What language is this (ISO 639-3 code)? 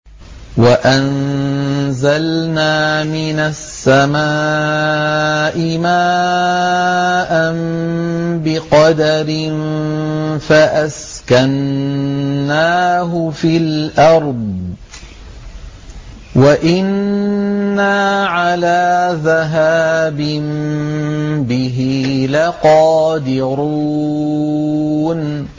ara